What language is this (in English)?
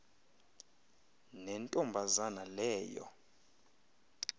Xhosa